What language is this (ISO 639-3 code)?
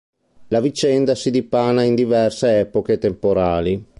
ita